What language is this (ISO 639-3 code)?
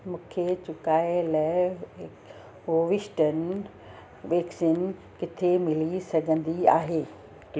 snd